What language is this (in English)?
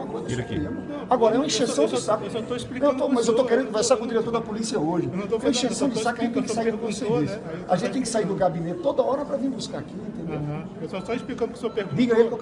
Portuguese